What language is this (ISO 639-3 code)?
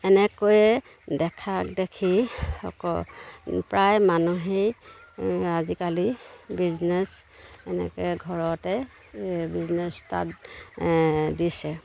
asm